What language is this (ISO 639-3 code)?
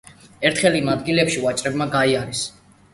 kat